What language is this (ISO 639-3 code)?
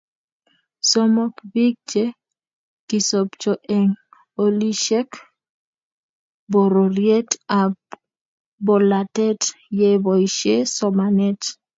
kln